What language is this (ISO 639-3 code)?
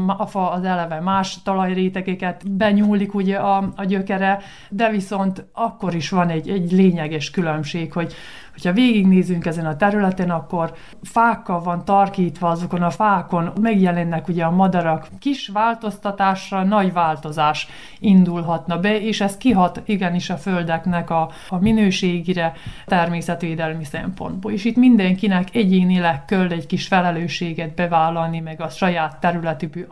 hun